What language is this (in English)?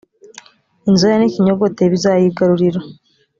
Kinyarwanda